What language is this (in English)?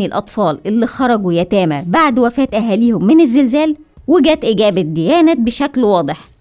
Arabic